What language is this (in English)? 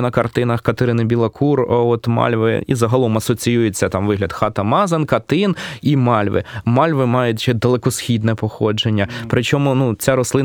Ukrainian